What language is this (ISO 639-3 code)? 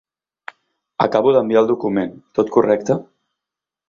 cat